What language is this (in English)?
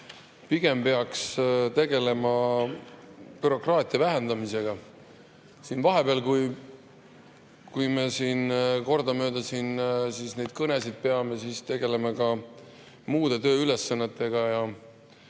Estonian